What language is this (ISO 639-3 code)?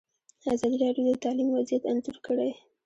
pus